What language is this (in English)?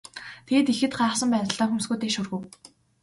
Mongolian